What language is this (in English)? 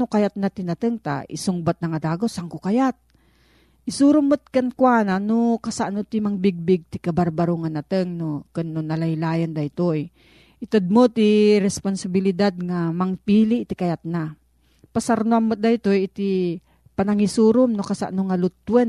Filipino